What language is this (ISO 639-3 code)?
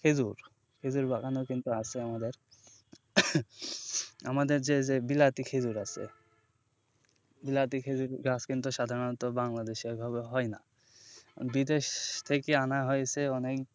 ben